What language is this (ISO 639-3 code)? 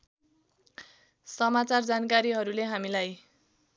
nep